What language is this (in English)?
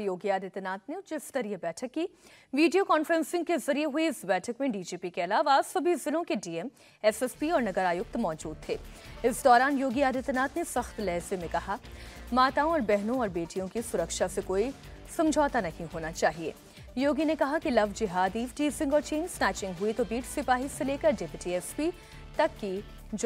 Hindi